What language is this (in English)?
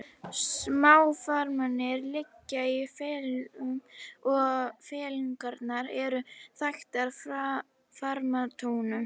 Icelandic